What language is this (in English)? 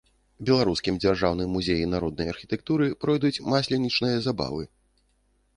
Belarusian